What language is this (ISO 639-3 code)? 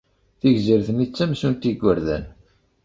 kab